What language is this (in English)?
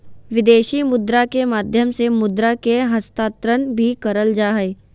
Magahi